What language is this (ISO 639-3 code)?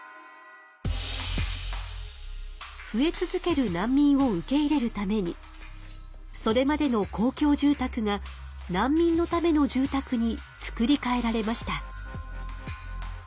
jpn